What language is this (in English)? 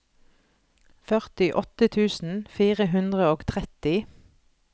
Norwegian